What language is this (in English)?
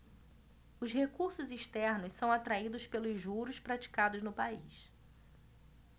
Portuguese